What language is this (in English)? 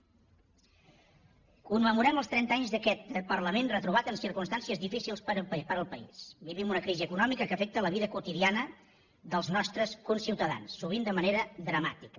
Catalan